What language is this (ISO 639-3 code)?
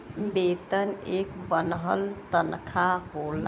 bho